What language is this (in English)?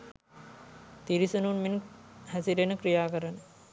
Sinhala